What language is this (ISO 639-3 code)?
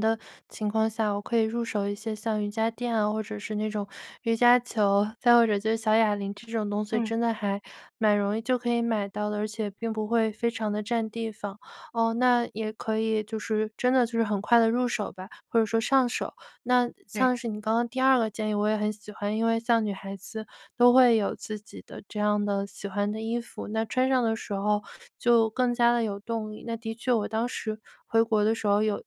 zho